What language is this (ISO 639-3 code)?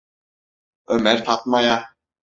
tur